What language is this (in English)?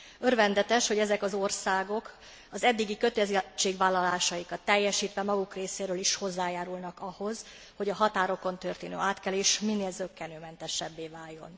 Hungarian